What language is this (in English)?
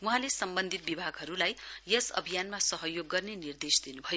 Nepali